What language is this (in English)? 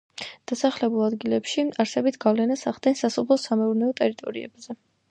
Georgian